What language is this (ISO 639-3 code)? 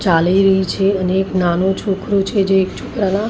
guj